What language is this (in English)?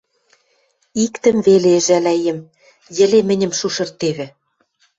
Western Mari